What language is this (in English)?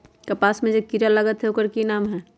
Magahi